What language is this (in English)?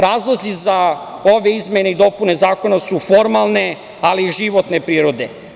Serbian